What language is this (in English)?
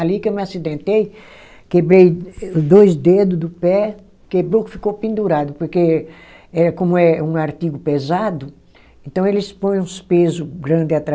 Portuguese